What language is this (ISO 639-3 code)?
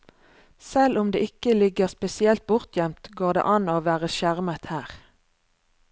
nor